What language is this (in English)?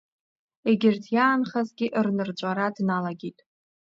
Abkhazian